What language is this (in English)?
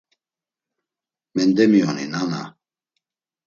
Laz